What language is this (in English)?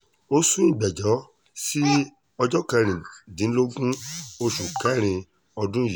Yoruba